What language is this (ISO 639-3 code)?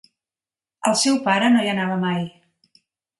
cat